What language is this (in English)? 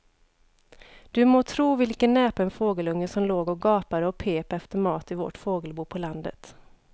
Swedish